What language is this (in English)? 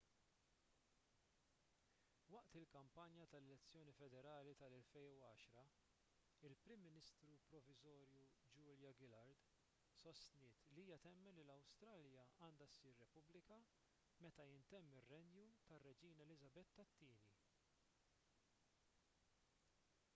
Maltese